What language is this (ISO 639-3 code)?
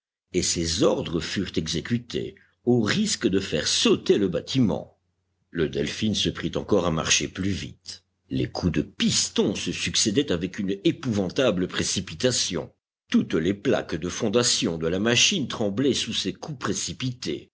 fra